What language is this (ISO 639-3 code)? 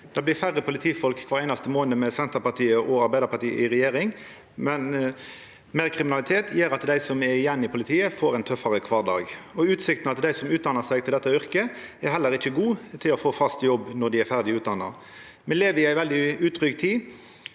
nor